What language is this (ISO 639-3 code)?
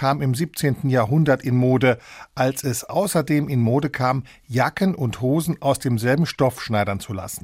deu